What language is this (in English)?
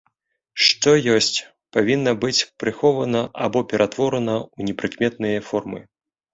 Belarusian